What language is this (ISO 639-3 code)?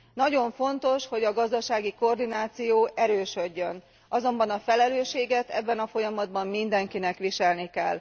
hun